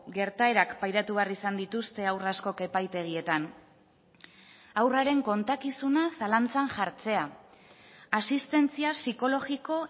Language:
Basque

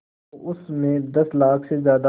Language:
Hindi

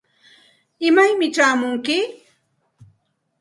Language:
Santa Ana de Tusi Pasco Quechua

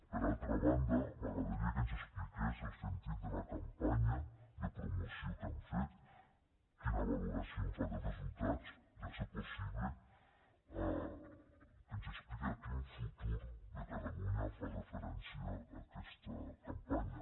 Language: Catalan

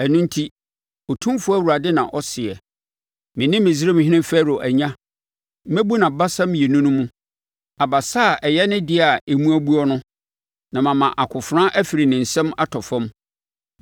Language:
Akan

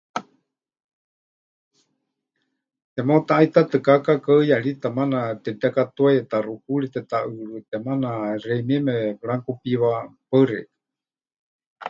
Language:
Huichol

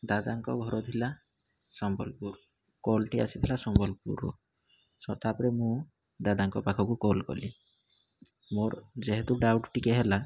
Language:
Odia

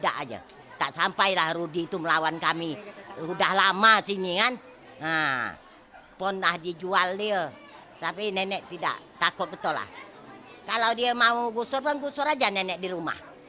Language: Indonesian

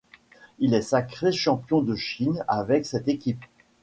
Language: French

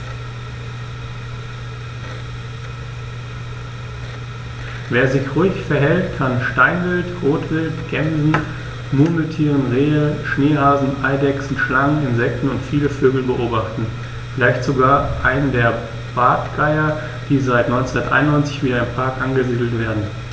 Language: German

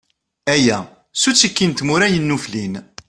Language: Kabyle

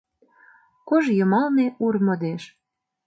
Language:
Mari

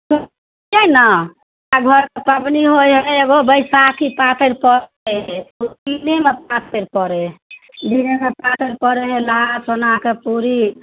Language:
Maithili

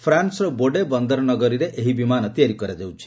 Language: Odia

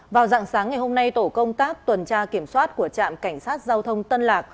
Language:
Vietnamese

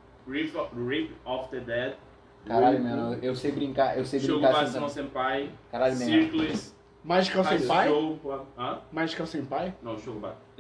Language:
Portuguese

